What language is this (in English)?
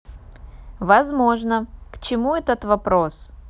Russian